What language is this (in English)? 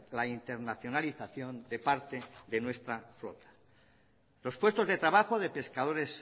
Spanish